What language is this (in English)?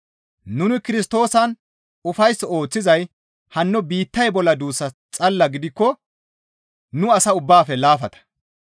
Gamo